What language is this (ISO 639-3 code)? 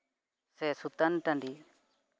sat